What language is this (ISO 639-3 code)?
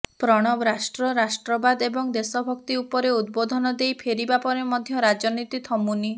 ori